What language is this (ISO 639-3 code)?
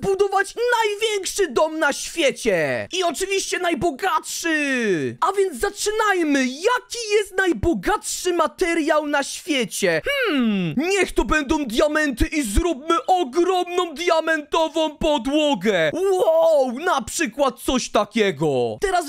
pol